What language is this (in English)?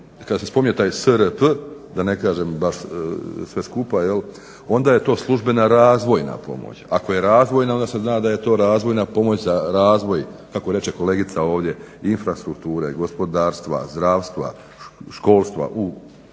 Croatian